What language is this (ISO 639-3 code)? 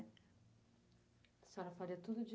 por